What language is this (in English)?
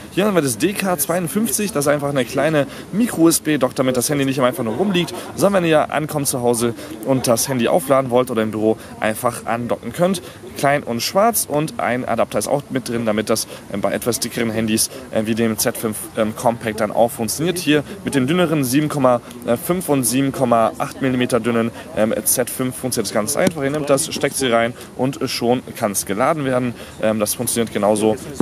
German